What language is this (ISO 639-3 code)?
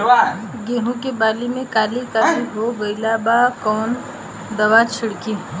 bho